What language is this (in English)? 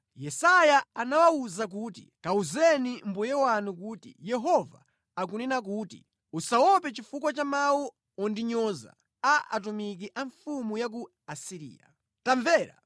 Nyanja